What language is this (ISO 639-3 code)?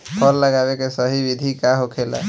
bho